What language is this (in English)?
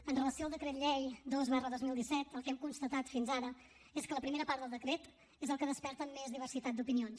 Catalan